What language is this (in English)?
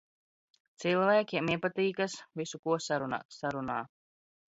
Latvian